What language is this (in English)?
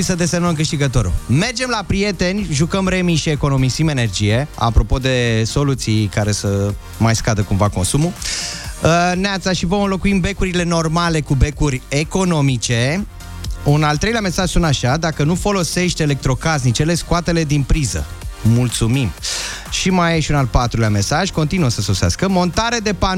Romanian